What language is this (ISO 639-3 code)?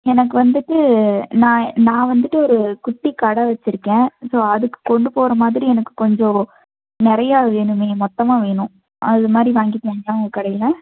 tam